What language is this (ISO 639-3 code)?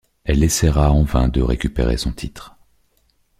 fra